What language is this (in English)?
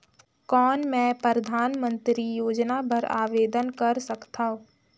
Chhattisgarhi